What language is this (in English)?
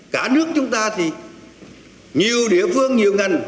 Vietnamese